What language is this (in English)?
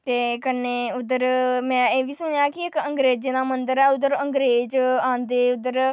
Dogri